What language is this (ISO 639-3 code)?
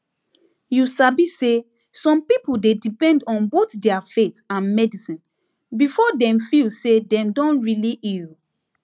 pcm